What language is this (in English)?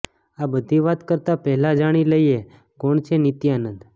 Gujarati